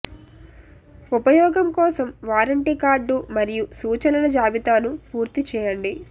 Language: Telugu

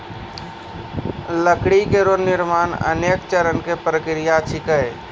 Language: Maithili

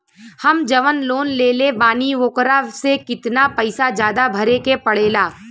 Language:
Bhojpuri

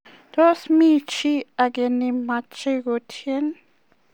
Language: Kalenjin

